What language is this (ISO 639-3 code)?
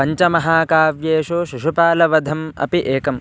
san